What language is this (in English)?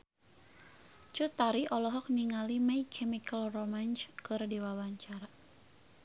Sundanese